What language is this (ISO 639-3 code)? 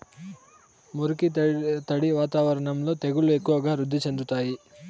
tel